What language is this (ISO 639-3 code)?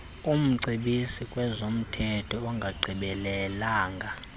xho